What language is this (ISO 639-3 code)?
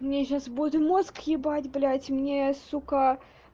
rus